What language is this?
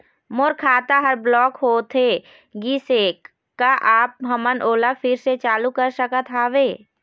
Chhattisgarhi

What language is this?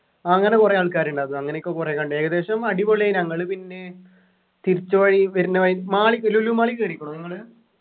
Malayalam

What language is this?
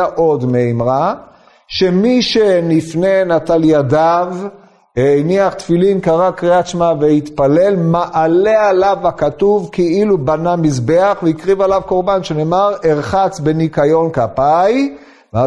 Hebrew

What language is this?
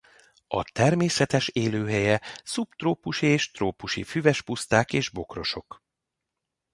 Hungarian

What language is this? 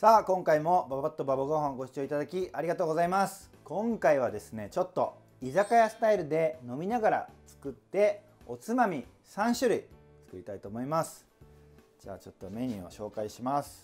Japanese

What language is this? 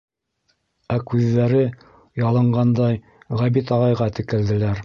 Bashkir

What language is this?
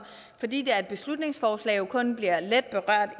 Danish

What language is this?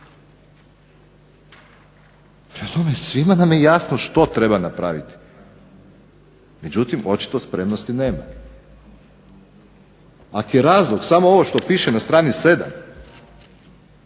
Croatian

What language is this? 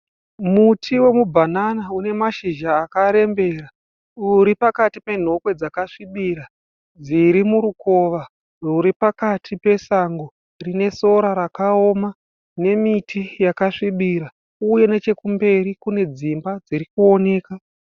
Shona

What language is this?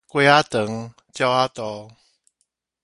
Min Nan Chinese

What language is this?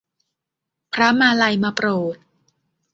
Thai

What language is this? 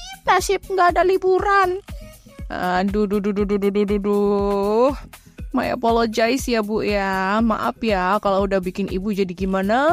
Indonesian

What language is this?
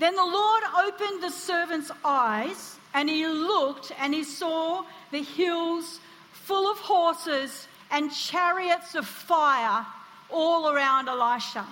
English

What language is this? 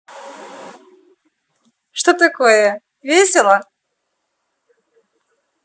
Russian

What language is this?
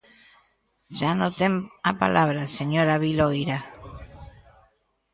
Galician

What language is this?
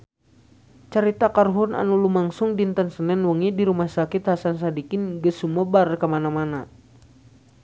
Sundanese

